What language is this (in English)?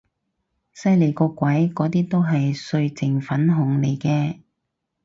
Cantonese